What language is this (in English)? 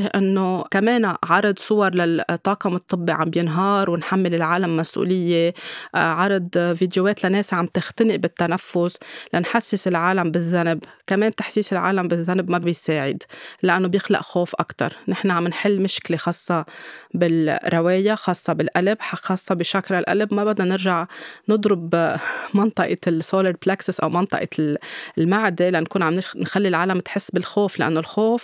Arabic